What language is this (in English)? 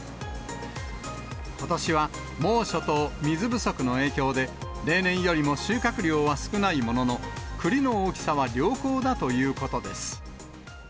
Japanese